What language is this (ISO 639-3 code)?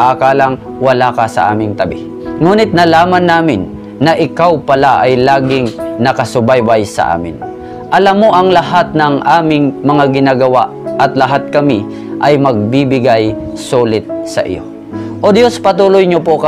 fil